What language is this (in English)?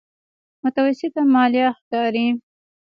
Pashto